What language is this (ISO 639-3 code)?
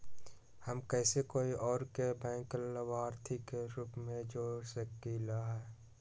mag